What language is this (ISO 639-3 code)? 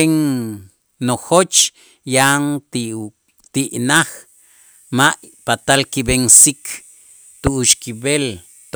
itz